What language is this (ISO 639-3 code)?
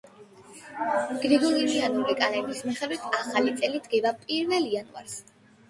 kat